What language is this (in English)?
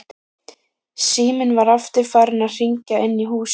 Icelandic